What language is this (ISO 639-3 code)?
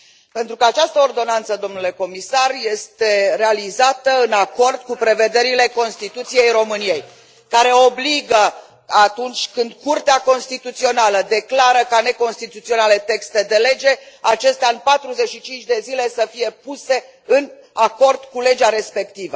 ron